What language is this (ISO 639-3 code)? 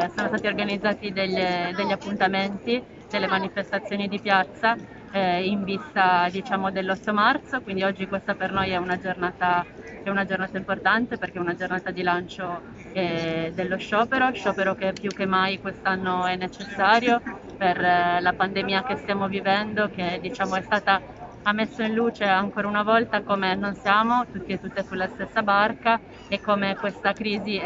ita